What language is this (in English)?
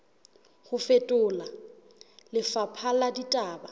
Southern Sotho